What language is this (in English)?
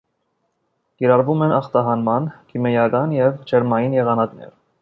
Armenian